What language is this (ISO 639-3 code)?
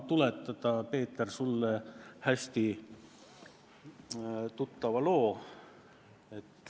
est